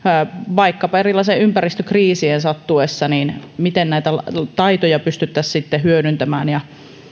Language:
Finnish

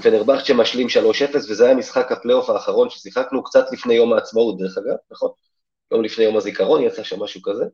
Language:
Hebrew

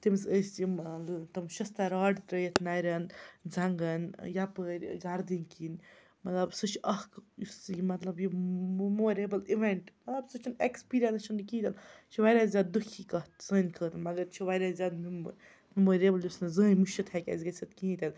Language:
Kashmiri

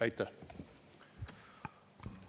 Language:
Estonian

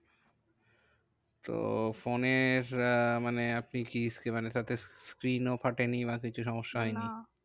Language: Bangla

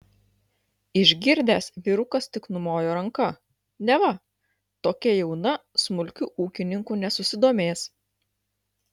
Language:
Lithuanian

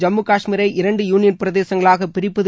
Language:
Tamil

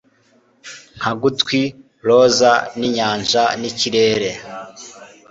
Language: Kinyarwanda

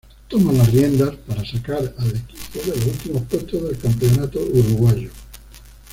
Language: Spanish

